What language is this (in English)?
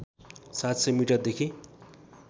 Nepali